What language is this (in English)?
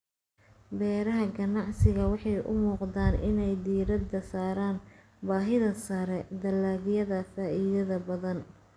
Somali